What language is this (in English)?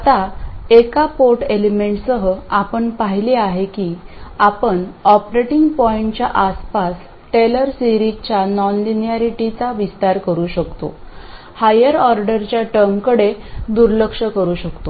Marathi